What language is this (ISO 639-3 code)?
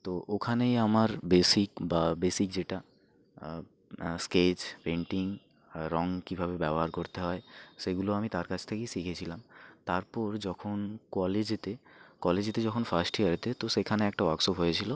ben